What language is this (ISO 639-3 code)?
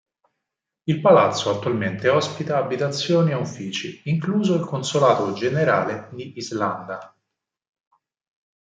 ita